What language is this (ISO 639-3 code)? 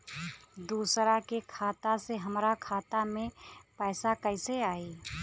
bho